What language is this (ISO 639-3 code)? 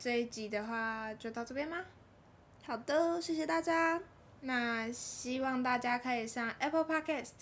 zho